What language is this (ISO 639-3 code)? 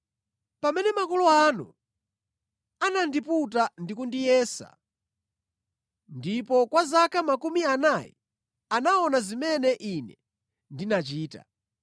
nya